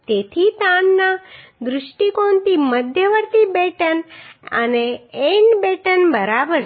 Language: Gujarati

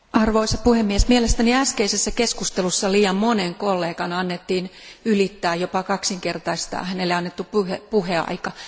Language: Finnish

